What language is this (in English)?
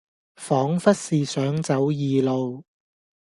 Cantonese